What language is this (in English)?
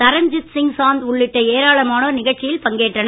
Tamil